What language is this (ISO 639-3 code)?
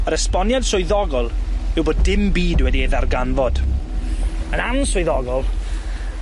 cym